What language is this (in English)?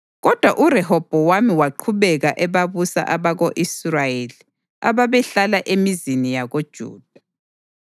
North Ndebele